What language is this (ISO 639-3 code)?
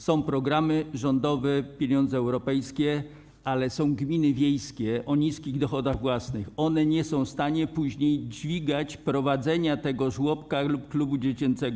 pol